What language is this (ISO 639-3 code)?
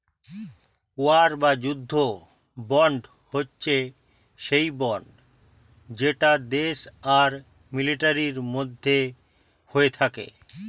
ben